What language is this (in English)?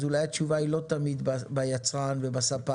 Hebrew